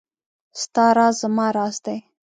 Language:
Pashto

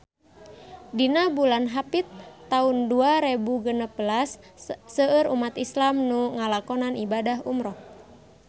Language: Sundanese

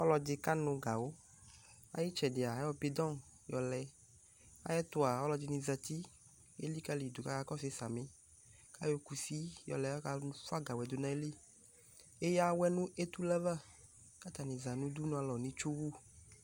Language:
Ikposo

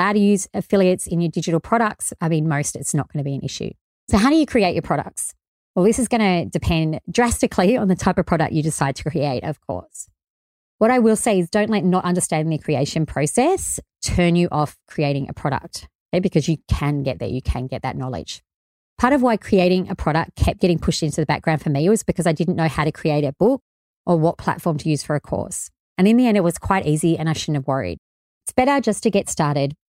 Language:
English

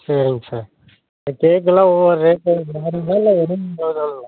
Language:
Tamil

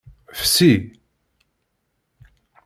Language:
Kabyle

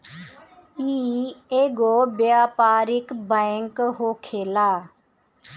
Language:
Bhojpuri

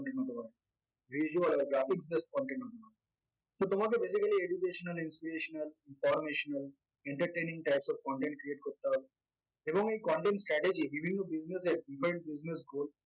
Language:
Bangla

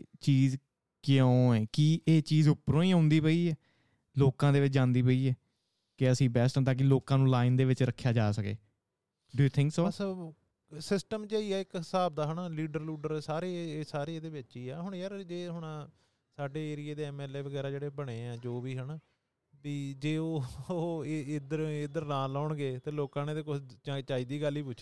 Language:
Punjabi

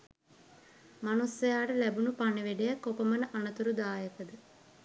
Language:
Sinhala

